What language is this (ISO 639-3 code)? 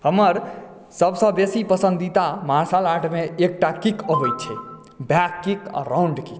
mai